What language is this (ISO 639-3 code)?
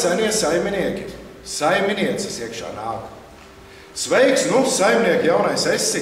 lav